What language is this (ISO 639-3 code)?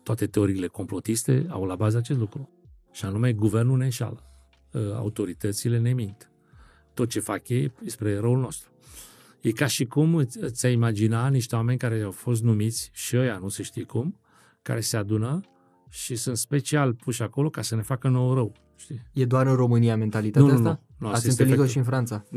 ron